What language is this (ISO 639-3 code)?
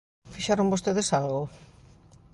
glg